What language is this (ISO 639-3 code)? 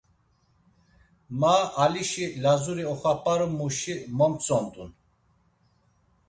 lzz